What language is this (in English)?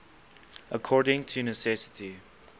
English